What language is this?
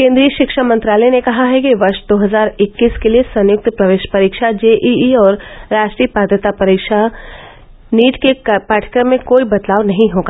Hindi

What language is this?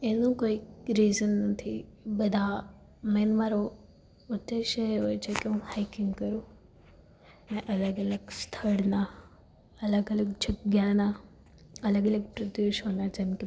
Gujarati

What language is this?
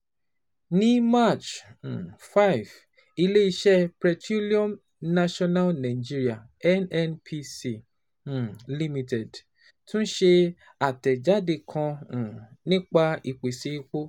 Yoruba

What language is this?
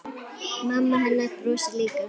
Icelandic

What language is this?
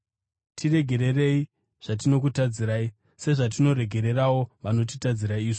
Shona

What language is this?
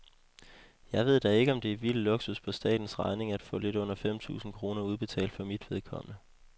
Danish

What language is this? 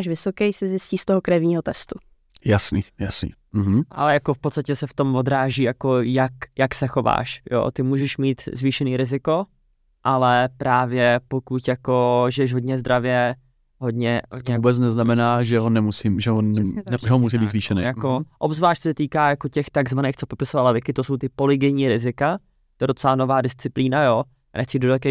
Czech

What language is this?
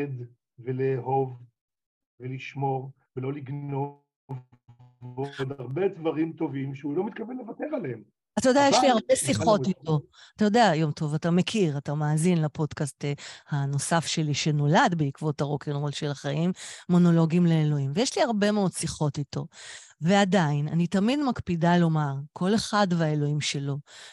Hebrew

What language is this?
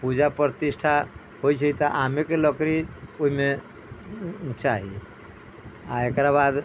Maithili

